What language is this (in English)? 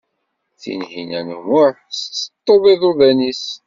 Kabyle